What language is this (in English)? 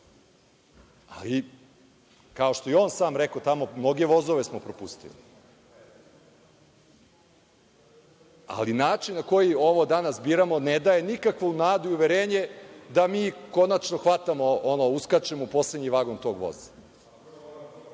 Serbian